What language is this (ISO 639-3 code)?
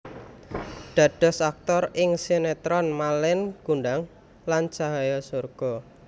jav